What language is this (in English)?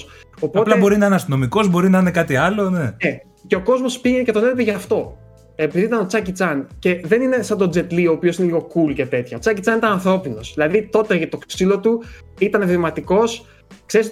Greek